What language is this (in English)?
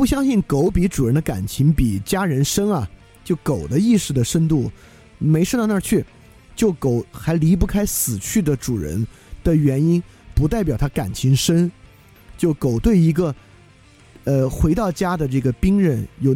Chinese